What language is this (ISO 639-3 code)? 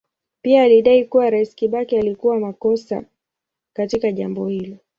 swa